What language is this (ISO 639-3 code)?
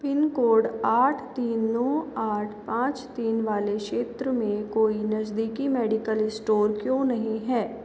hin